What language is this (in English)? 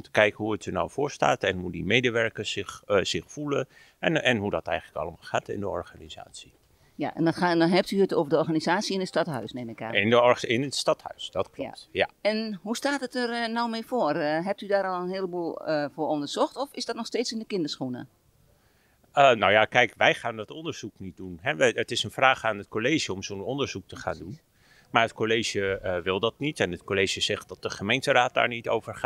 Dutch